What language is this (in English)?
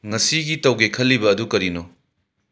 Manipuri